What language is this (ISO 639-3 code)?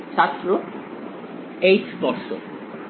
ben